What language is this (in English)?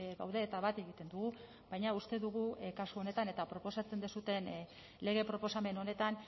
Basque